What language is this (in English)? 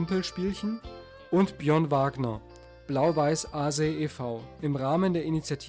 German